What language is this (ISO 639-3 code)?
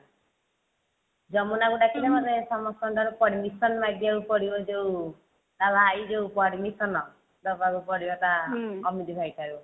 ori